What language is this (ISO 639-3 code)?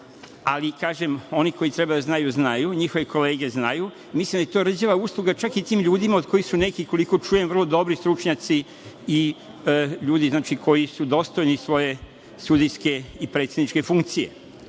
srp